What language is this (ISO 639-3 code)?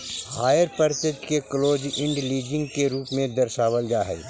mag